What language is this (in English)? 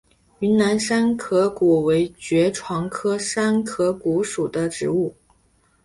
Chinese